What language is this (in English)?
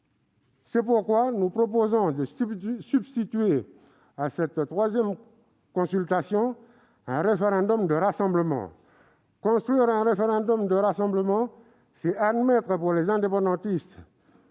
French